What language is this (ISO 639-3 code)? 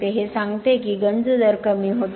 mar